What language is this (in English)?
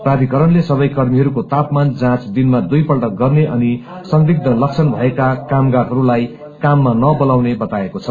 Nepali